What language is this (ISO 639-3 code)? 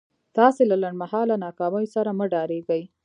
pus